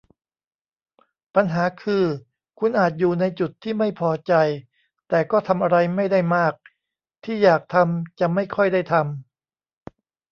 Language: Thai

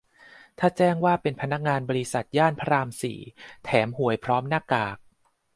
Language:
Thai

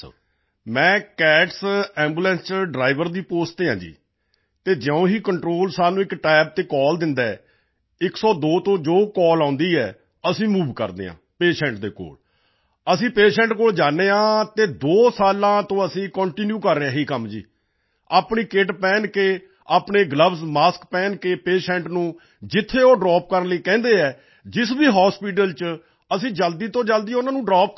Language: Punjabi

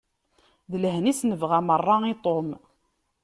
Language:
Kabyle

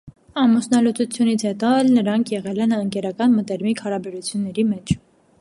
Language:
Armenian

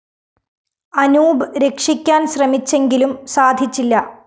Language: Malayalam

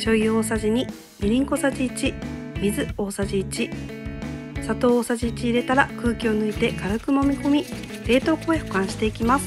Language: Japanese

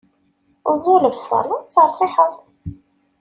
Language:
Kabyle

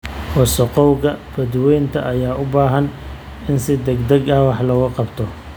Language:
Somali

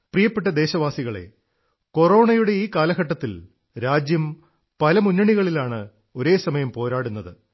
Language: Malayalam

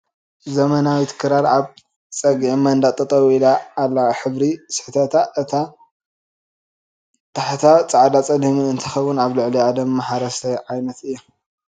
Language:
Tigrinya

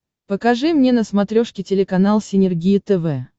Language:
Russian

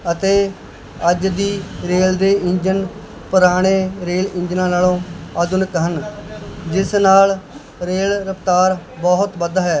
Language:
Punjabi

